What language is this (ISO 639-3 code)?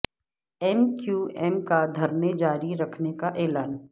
urd